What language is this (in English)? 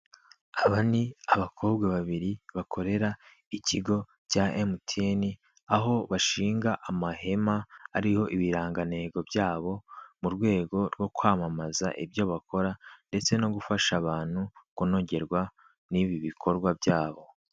Kinyarwanda